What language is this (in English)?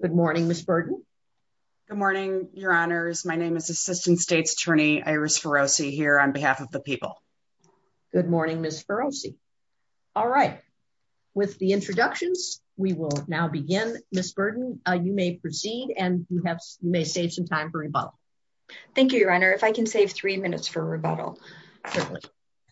English